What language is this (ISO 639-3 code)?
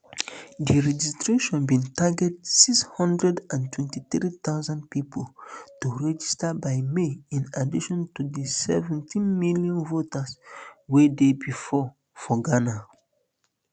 pcm